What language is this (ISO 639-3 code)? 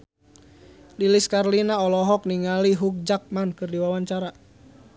sun